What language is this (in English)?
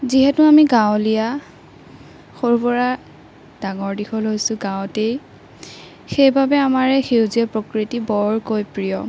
Assamese